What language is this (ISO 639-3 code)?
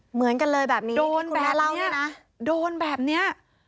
tha